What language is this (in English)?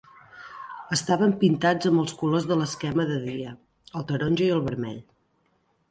Catalan